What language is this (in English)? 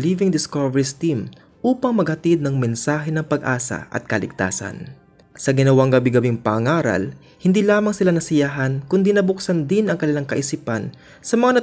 Filipino